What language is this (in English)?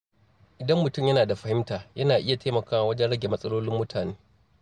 Hausa